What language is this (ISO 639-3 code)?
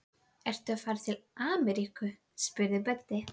isl